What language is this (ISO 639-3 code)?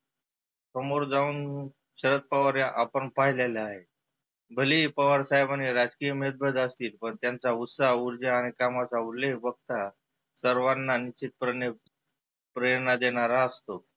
mar